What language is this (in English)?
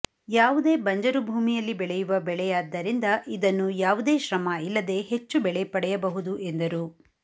Kannada